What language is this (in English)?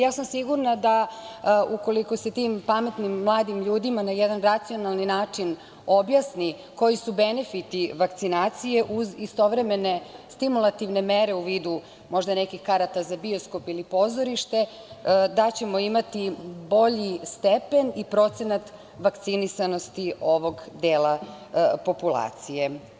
Serbian